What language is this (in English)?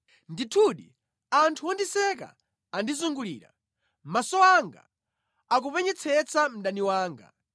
Nyanja